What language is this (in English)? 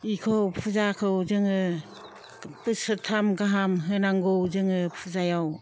Bodo